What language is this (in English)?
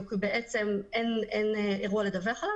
Hebrew